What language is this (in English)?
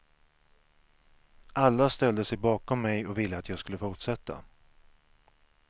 Swedish